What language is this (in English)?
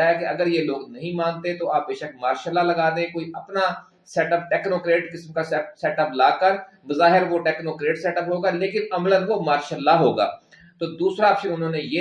Urdu